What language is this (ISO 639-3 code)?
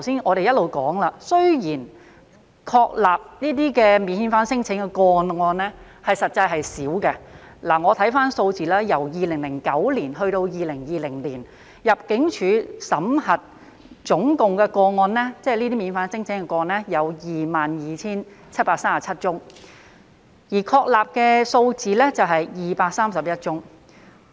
yue